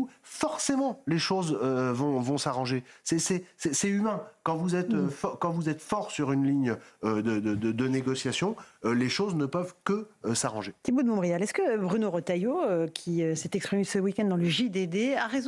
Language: French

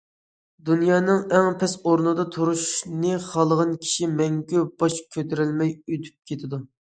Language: Uyghur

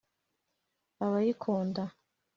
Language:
Kinyarwanda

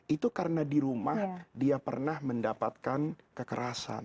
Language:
Indonesian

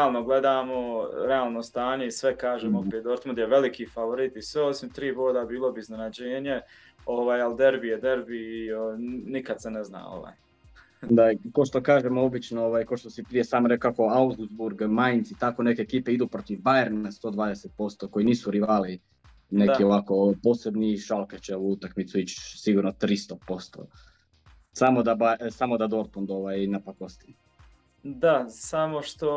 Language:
Croatian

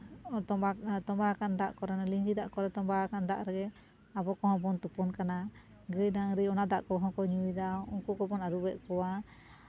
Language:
Santali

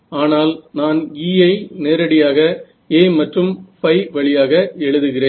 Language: Tamil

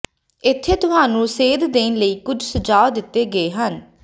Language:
Punjabi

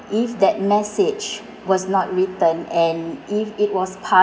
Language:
English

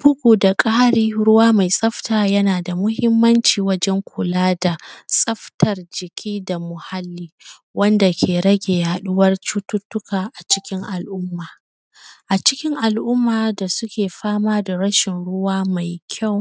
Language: Hausa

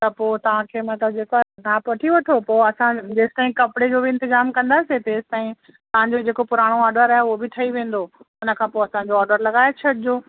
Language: Sindhi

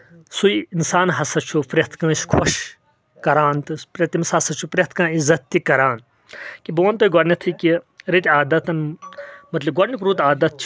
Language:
Kashmiri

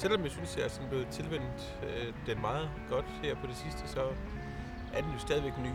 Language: Danish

